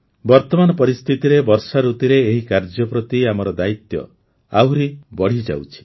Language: Odia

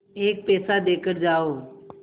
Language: Hindi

